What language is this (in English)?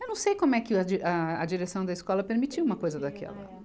Portuguese